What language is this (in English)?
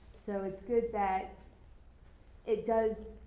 English